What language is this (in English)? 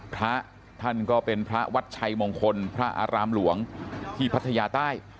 Thai